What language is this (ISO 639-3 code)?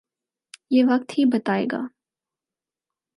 urd